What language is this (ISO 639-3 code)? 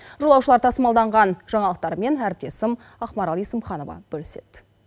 kaz